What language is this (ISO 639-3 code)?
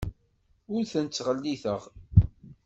kab